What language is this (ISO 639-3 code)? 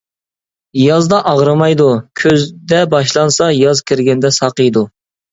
uig